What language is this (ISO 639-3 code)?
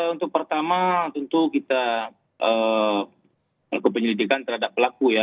ind